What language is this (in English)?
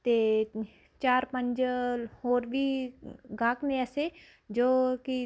Punjabi